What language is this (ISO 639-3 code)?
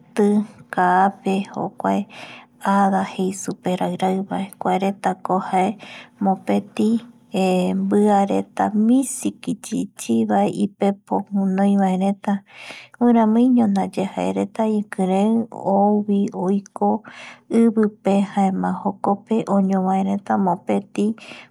gui